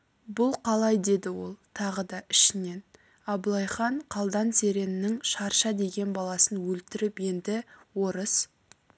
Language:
Kazakh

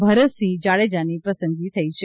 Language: Gujarati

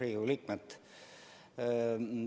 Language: Estonian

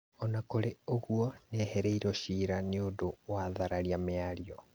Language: Kikuyu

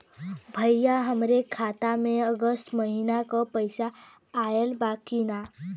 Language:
Bhojpuri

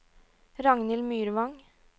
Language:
Norwegian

